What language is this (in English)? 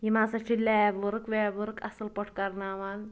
Kashmiri